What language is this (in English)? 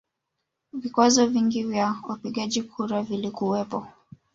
Swahili